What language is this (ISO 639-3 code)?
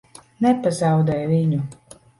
lav